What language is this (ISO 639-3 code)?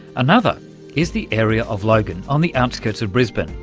eng